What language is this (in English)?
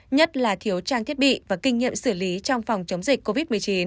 Vietnamese